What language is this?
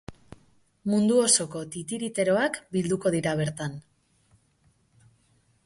Basque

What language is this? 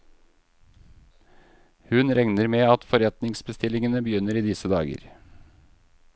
Norwegian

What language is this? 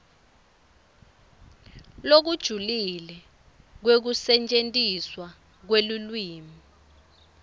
Swati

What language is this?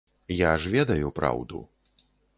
Belarusian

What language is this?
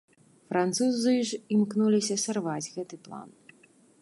Belarusian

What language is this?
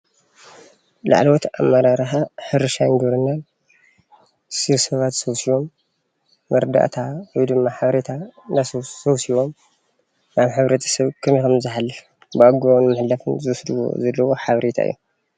Tigrinya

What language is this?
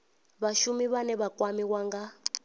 Venda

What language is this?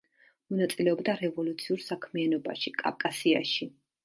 Georgian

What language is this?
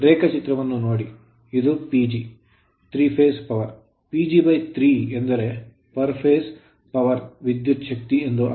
Kannada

